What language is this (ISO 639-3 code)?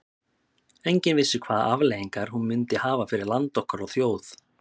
isl